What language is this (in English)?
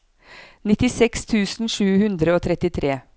Norwegian